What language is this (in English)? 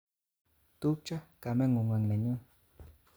Kalenjin